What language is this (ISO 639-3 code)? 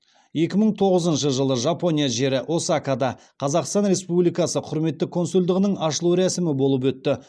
kaz